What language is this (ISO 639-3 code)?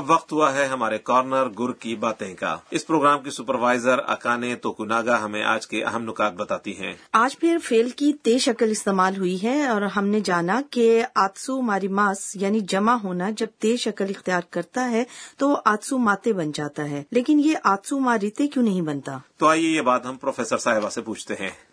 urd